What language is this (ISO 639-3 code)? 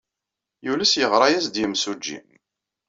kab